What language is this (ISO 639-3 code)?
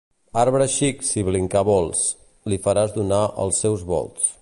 cat